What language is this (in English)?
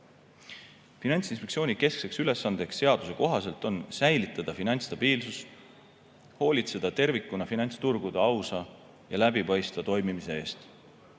Estonian